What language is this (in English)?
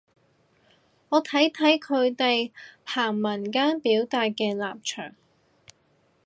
Cantonese